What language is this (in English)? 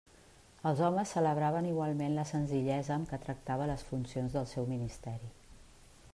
Catalan